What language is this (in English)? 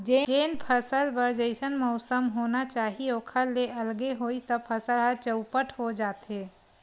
Chhattisgarhi